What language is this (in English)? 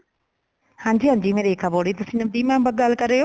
Punjabi